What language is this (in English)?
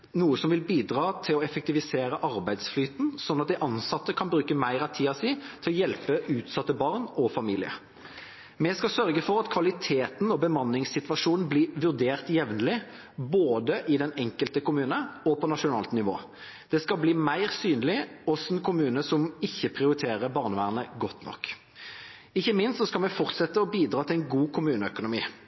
Norwegian Bokmål